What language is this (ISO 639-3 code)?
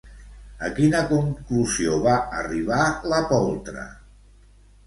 cat